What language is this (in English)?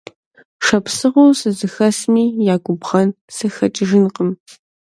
Kabardian